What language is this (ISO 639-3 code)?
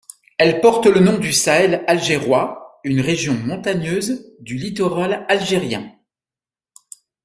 fra